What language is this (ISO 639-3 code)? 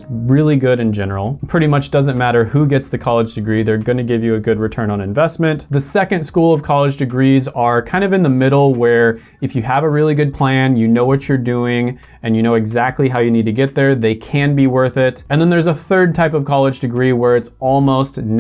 eng